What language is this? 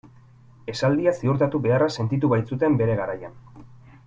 Basque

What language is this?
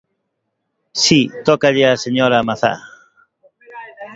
Galician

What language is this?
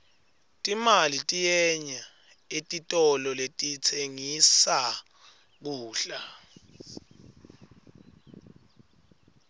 Swati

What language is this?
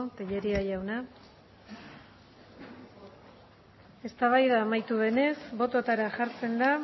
Basque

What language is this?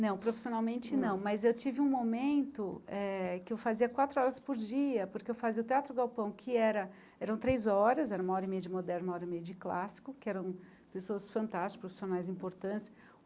Portuguese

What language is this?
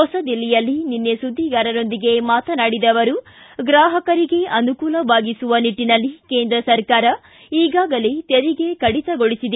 Kannada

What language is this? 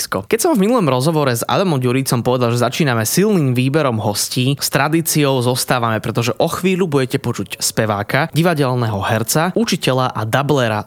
Slovak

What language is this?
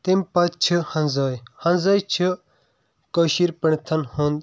Kashmiri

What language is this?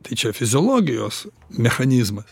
Lithuanian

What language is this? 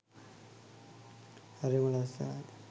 Sinhala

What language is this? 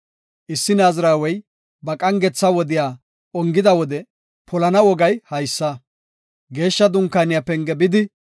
Gofa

